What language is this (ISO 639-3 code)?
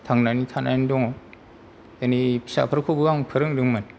brx